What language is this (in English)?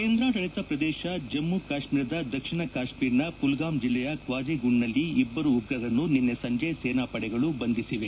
Kannada